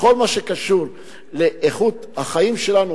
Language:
Hebrew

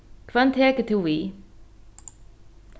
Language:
Faroese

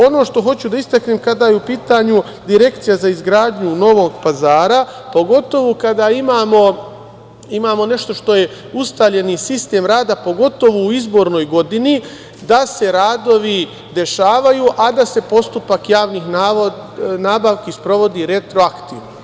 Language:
Serbian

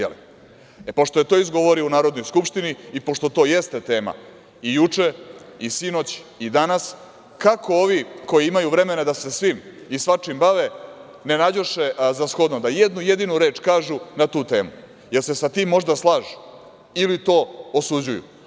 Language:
Serbian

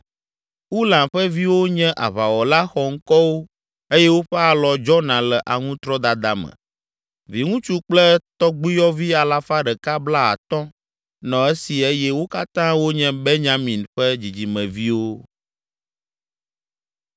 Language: Ewe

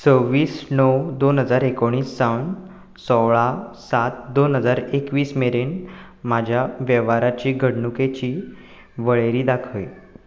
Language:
Konkani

